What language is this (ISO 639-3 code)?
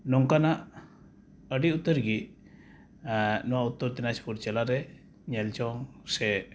sat